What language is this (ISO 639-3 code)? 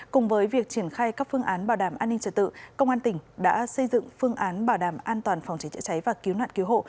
vie